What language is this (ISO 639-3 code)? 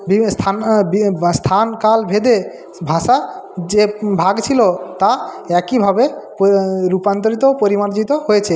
ben